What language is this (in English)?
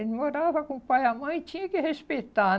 Portuguese